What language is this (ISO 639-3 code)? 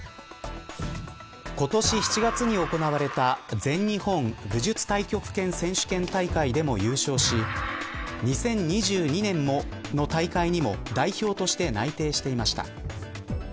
jpn